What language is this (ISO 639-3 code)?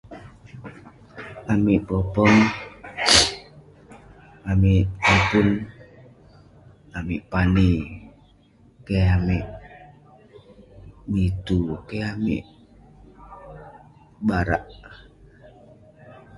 pne